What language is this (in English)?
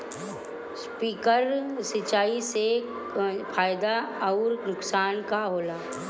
Bhojpuri